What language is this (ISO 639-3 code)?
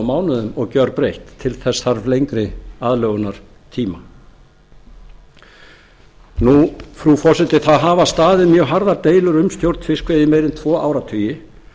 isl